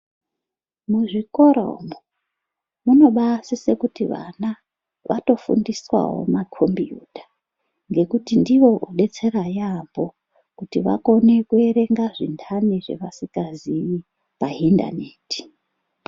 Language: Ndau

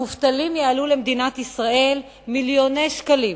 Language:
Hebrew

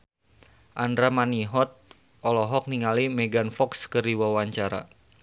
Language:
Sundanese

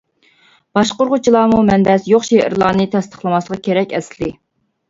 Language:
Uyghur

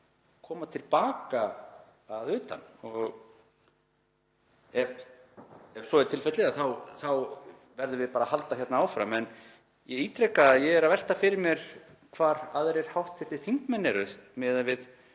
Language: Icelandic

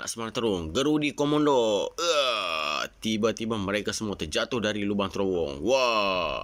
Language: Malay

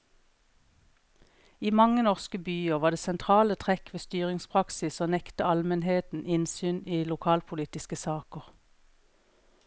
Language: Norwegian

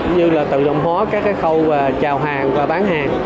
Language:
Vietnamese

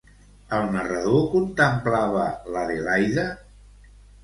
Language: Catalan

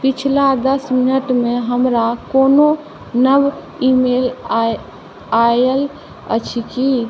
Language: Maithili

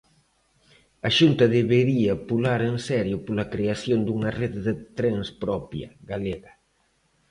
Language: Galician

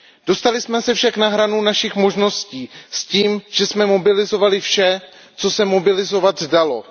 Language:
Czech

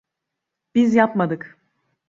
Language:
Turkish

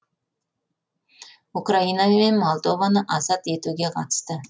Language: Kazakh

